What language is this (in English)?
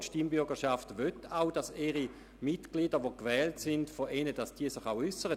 Swiss German